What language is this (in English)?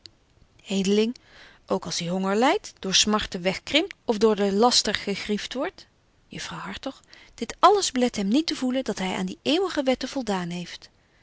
Dutch